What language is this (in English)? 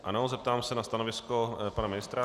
Czech